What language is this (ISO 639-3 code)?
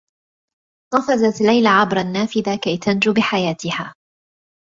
ara